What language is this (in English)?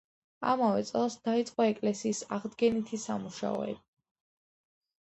Georgian